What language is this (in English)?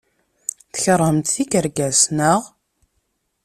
Kabyle